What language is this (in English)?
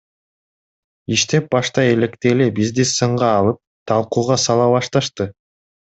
Kyrgyz